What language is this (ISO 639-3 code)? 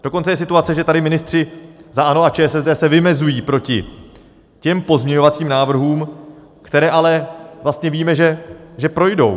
ces